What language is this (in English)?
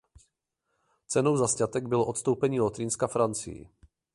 Czech